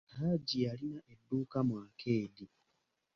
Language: Ganda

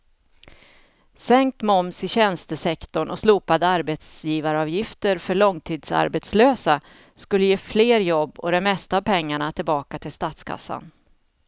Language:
Swedish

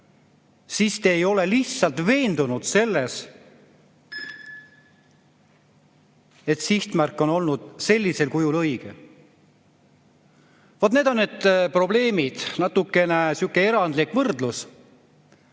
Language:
Estonian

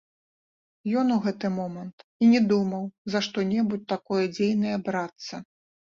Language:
Belarusian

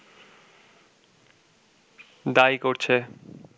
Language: Bangla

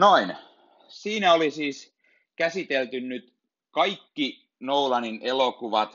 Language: Finnish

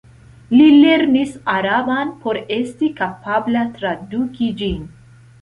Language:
Esperanto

